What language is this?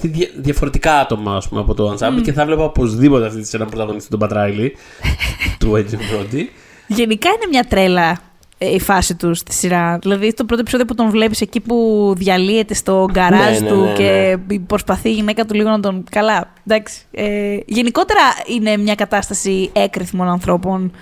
Greek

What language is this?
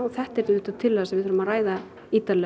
Icelandic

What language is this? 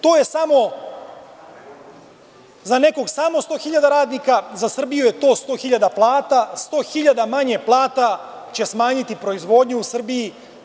Serbian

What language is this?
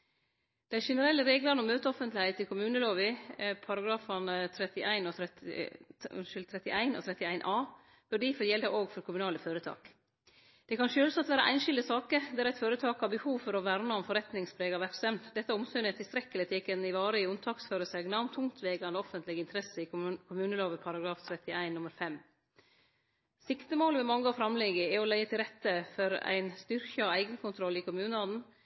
Norwegian Nynorsk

